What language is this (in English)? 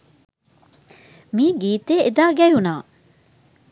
Sinhala